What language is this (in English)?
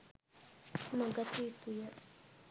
Sinhala